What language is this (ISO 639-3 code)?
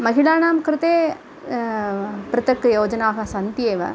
san